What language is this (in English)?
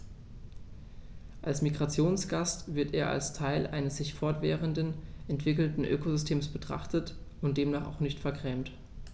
German